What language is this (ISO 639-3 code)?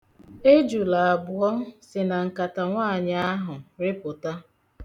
ibo